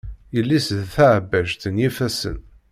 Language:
Kabyle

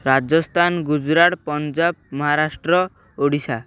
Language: Odia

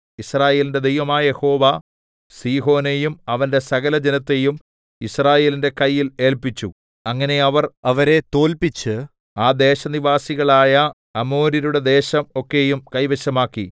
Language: Malayalam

